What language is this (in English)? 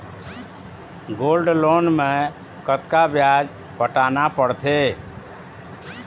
Chhattisgarhi